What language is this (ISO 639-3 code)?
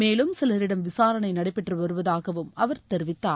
tam